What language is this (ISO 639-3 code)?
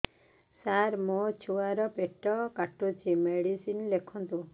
ori